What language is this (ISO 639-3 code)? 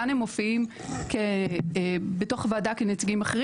heb